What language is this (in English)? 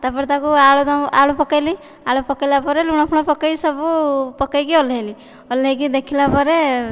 Odia